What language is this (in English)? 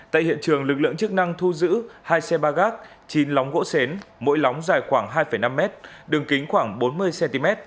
Vietnamese